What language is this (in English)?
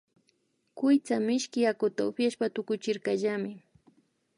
Imbabura Highland Quichua